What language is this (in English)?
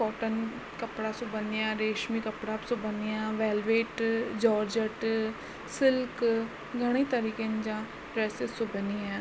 Sindhi